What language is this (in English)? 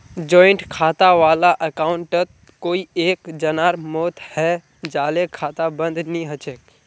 Magahi